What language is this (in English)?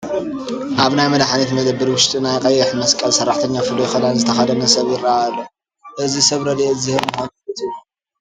Tigrinya